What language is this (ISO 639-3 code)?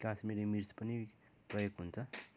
nep